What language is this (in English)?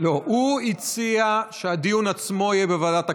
Hebrew